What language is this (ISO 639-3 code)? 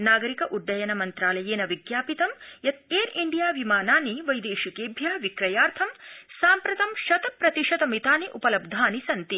san